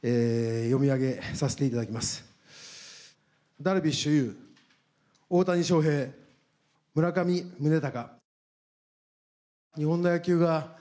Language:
Japanese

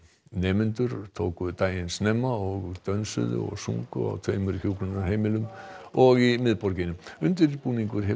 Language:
Icelandic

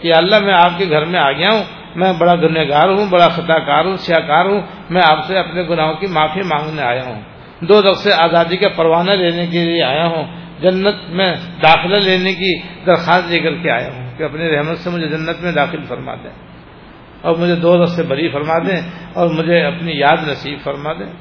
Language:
Persian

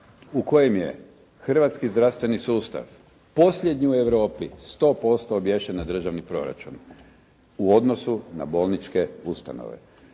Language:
Croatian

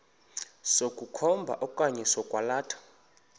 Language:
Xhosa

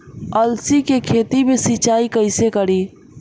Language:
Bhojpuri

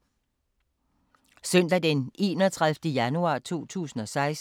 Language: Danish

